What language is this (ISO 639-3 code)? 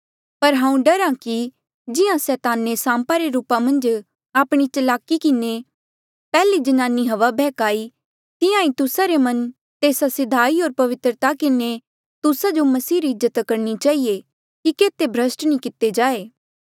mjl